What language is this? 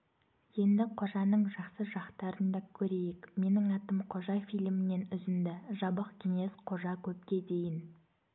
Kazakh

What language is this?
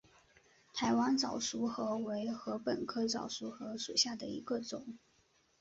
Chinese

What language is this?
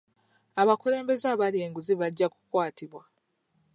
Ganda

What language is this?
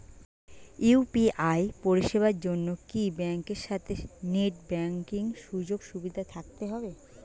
Bangla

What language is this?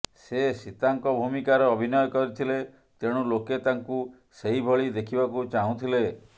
Odia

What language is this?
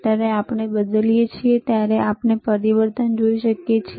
Gujarati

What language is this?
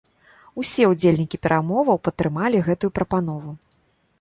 Belarusian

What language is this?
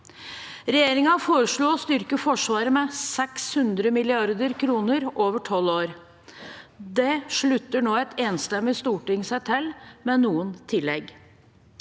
Norwegian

